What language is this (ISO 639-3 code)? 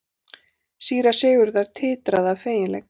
isl